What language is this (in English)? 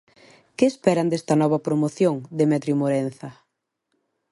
Galician